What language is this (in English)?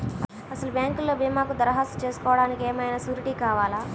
Telugu